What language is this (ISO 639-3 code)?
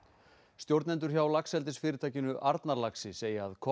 isl